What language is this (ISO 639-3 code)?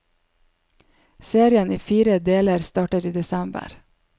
nor